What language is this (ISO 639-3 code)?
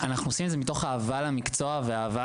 heb